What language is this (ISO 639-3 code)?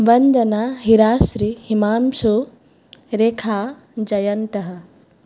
san